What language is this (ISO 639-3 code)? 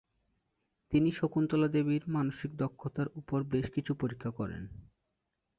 ben